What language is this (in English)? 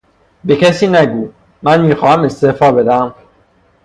Persian